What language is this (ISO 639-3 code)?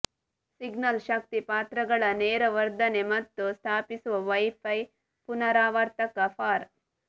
kan